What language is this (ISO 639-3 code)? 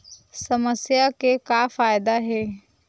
hne